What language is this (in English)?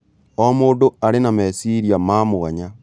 Kikuyu